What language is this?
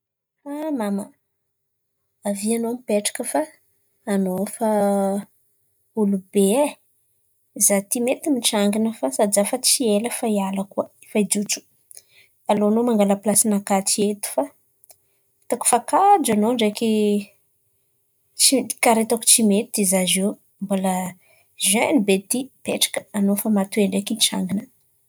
Antankarana Malagasy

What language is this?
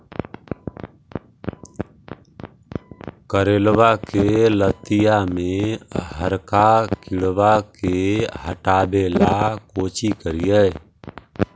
Magahi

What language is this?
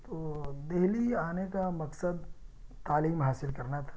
Urdu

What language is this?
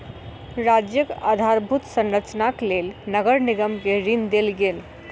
Maithili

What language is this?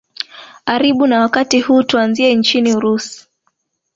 Swahili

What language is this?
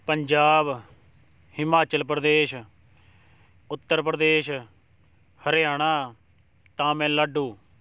Punjabi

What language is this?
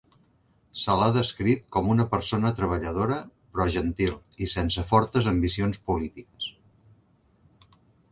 Catalan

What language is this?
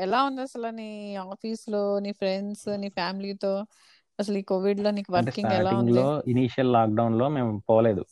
Telugu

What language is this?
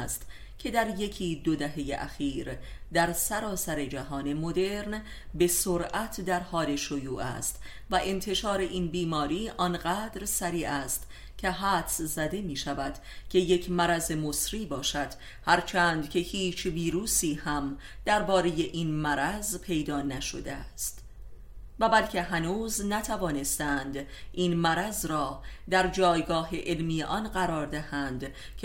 Persian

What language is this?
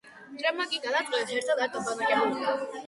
Georgian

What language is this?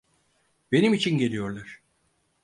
Turkish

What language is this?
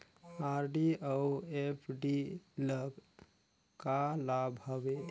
Chhattisgarhi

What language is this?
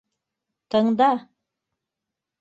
Bashkir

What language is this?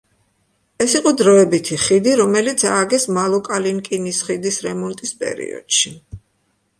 Georgian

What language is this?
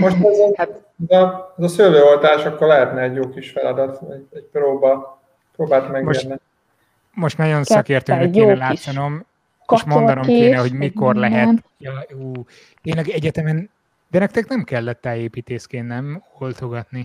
Hungarian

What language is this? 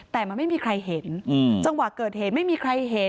Thai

